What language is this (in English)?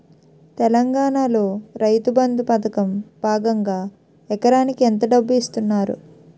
Telugu